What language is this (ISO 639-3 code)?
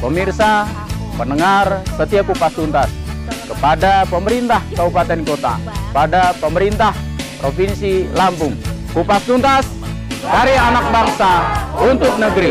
ind